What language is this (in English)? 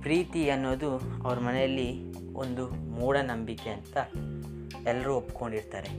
Kannada